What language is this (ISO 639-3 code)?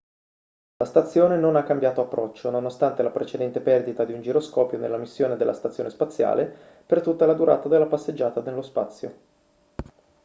ita